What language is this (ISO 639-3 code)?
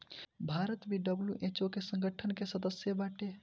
bho